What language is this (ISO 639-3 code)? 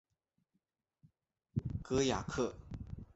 zho